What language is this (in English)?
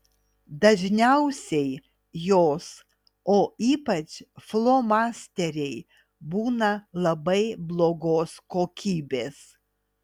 Lithuanian